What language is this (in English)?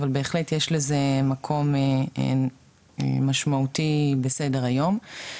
Hebrew